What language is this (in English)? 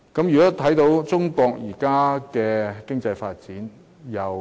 Cantonese